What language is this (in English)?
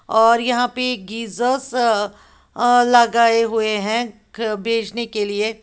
Hindi